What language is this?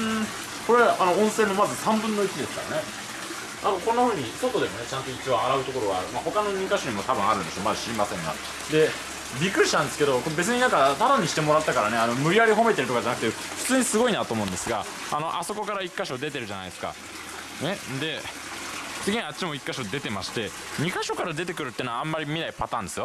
Japanese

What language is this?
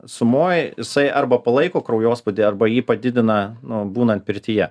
Lithuanian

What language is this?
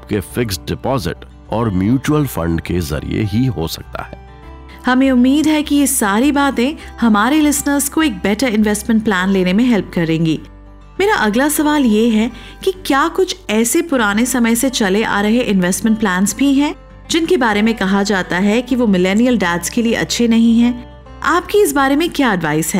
Hindi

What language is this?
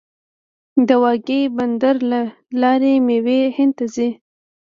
Pashto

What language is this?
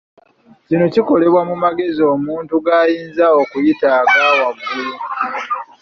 Ganda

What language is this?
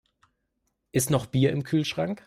German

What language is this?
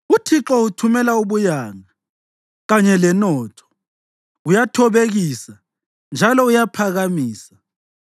North Ndebele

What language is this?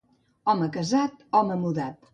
Catalan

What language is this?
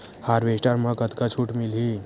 Chhattisgarhi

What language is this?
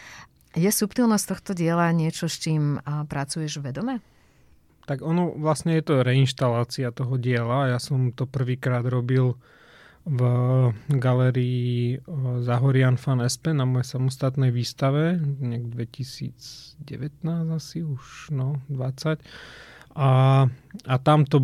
Slovak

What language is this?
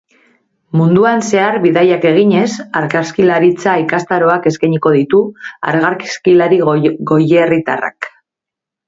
Basque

